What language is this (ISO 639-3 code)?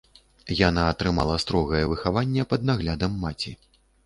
bel